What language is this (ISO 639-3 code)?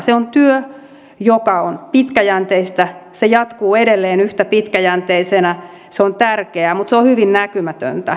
fin